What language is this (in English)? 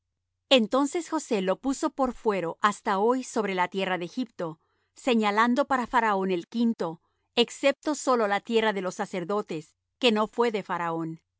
Spanish